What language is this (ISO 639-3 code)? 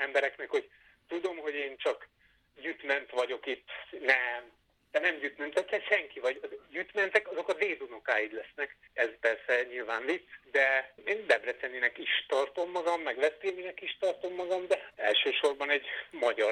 hun